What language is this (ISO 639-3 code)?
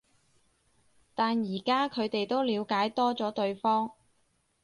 yue